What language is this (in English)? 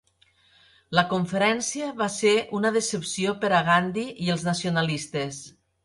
Catalan